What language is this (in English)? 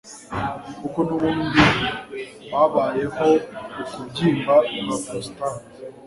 Kinyarwanda